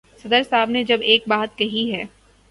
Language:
Urdu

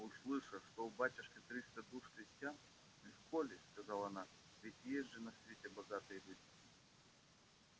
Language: Russian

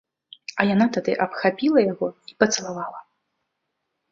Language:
Belarusian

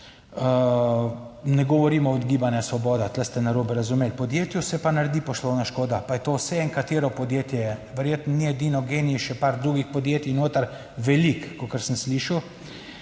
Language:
Slovenian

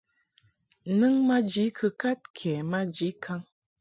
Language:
Mungaka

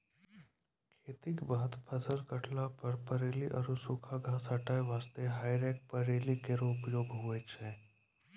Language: Maithili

